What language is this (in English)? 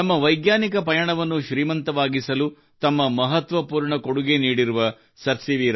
Kannada